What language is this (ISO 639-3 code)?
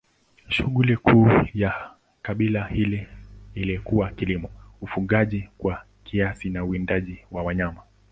swa